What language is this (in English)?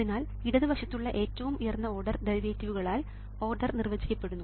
Malayalam